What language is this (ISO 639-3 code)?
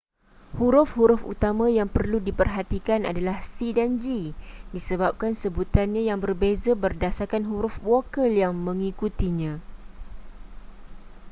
msa